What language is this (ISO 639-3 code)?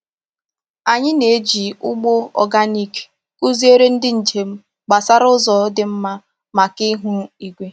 ibo